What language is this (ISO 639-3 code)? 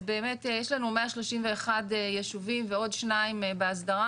heb